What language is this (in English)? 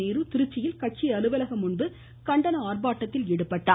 Tamil